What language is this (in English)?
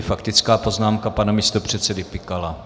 Czech